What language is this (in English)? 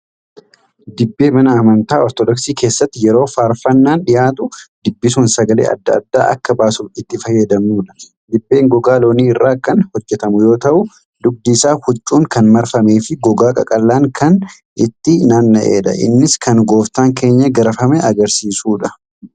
Oromo